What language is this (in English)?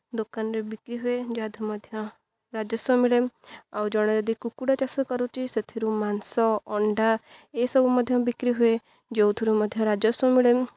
Odia